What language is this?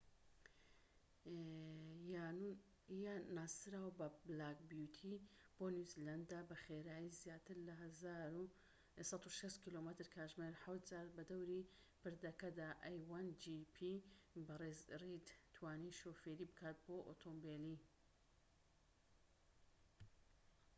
Central Kurdish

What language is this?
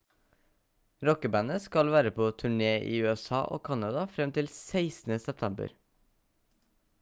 Norwegian Bokmål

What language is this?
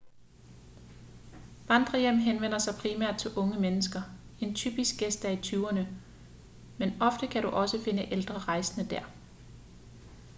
Danish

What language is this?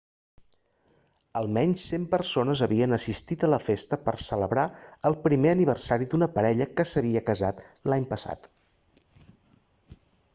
Catalan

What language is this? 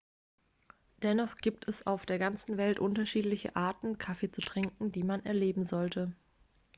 German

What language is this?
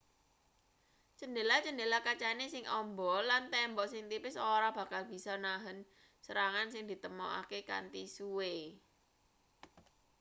Javanese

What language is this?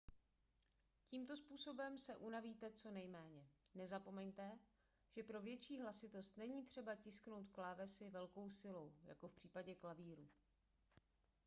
Czech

